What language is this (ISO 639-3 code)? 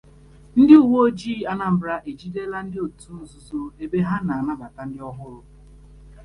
ibo